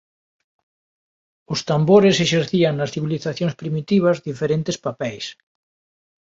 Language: Galician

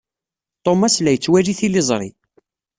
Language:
Kabyle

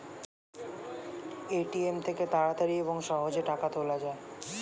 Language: Bangla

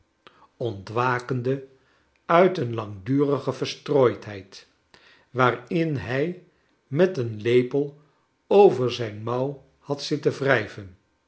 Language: Dutch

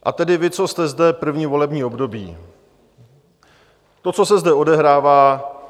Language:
Czech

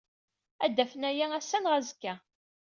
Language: Kabyle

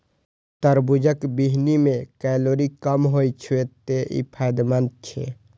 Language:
Maithili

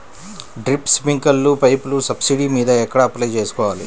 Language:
Telugu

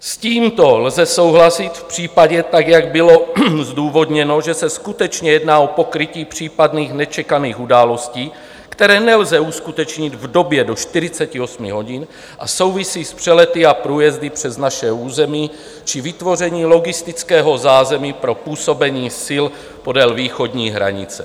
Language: Czech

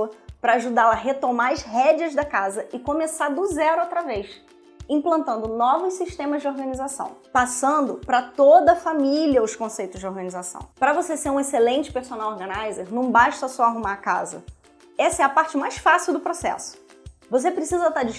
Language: Portuguese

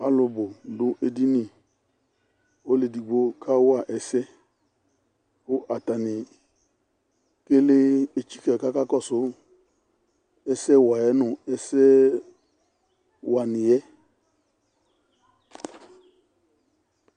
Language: Ikposo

